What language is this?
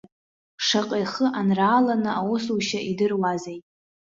Abkhazian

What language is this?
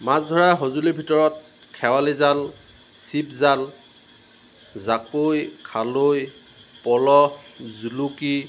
Assamese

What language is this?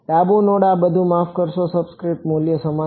Gujarati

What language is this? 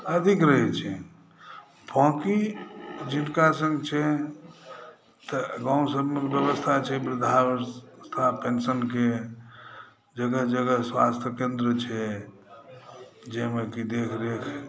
Maithili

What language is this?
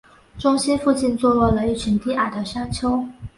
Chinese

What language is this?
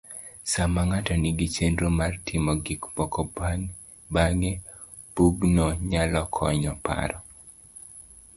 Luo (Kenya and Tanzania)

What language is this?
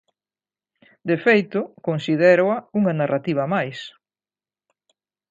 Galician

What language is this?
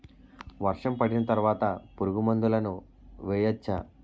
Telugu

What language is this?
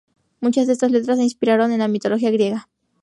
Spanish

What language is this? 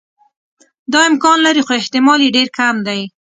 Pashto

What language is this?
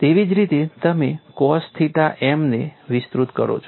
Gujarati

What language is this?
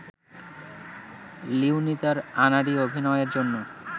Bangla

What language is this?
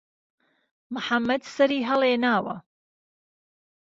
Central Kurdish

